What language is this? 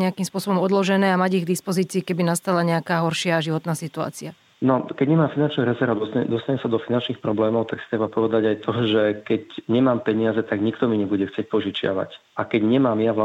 Slovak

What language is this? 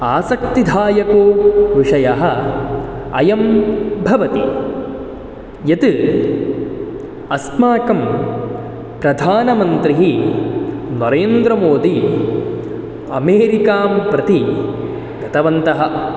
Sanskrit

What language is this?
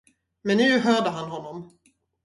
Swedish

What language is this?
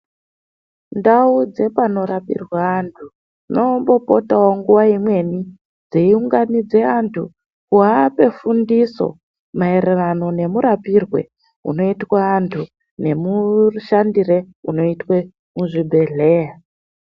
Ndau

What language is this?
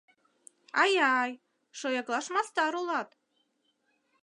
Mari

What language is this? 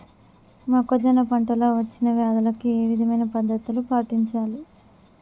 Telugu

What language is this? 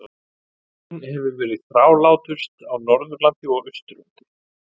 Icelandic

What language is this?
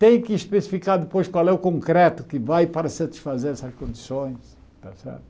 Portuguese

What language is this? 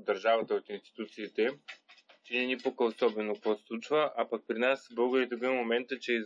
Bulgarian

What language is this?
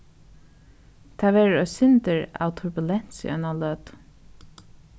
Faroese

